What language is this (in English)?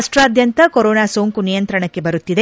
Kannada